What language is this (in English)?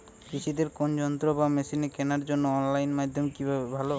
Bangla